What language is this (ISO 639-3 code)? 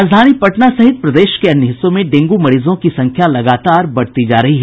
hin